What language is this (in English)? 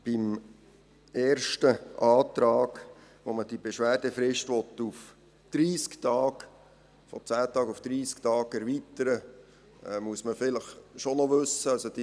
Swiss German